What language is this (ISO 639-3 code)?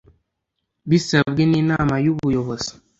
kin